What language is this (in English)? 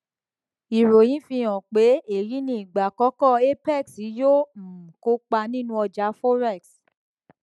Yoruba